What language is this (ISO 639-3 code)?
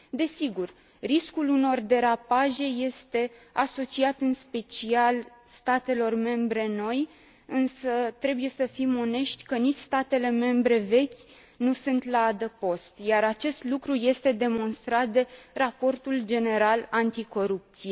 ron